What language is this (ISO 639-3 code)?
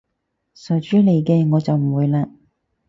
yue